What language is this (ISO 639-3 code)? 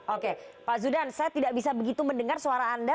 ind